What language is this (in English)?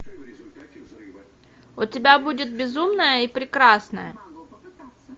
Russian